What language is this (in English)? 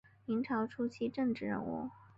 Chinese